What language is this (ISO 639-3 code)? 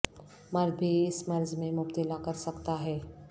urd